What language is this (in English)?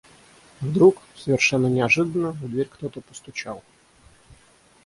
Russian